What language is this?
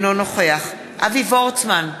Hebrew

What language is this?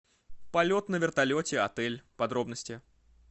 Russian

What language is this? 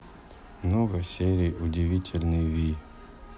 Russian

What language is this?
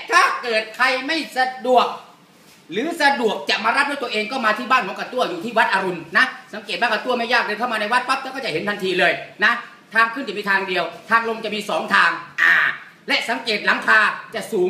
Thai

